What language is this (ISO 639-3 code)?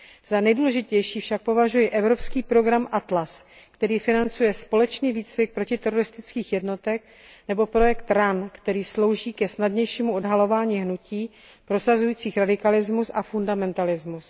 ces